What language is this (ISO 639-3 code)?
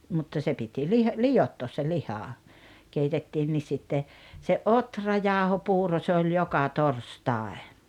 fin